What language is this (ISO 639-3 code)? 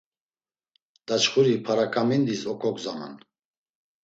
lzz